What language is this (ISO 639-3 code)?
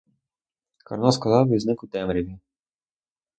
ukr